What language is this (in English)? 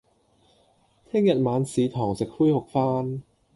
Cantonese